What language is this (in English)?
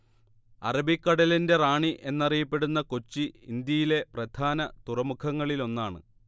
Malayalam